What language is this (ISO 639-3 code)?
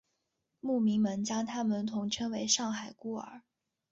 zho